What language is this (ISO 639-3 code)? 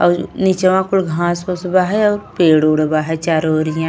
bho